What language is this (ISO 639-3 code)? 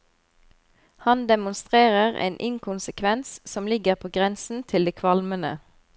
nor